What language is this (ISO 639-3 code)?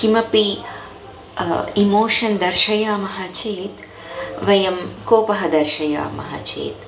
san